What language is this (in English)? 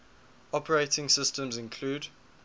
English